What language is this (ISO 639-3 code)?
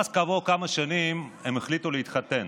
heb